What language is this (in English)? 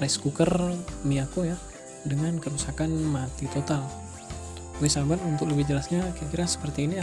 Indonesian